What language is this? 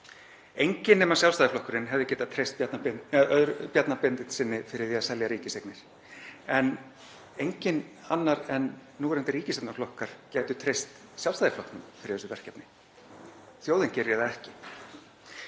Icelandic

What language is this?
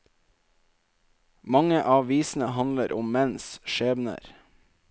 Norwegian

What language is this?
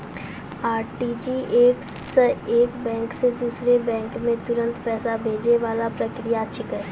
Maithili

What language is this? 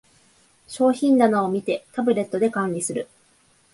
Japanese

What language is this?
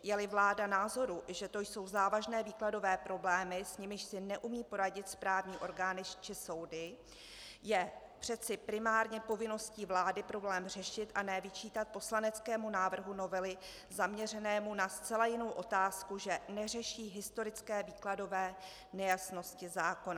Czech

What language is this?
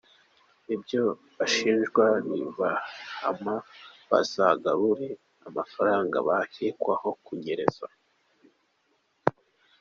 Kinyarwanda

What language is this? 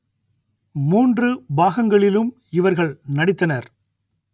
Tamil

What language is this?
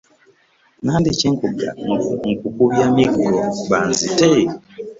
Ganda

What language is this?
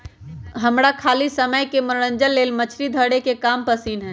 Magahi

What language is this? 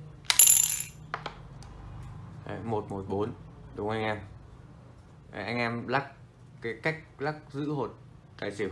Vietnamese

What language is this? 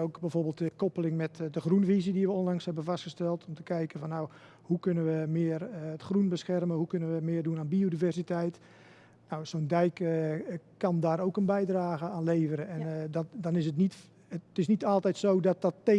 Dutch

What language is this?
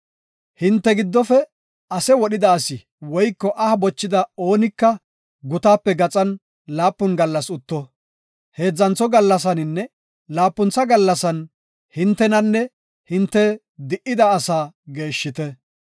Gofa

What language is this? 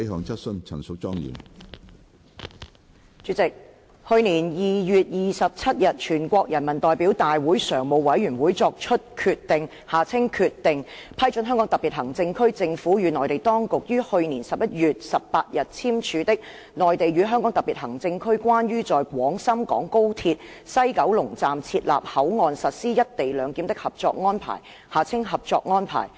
Cantonese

